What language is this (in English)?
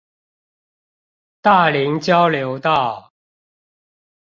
Chinese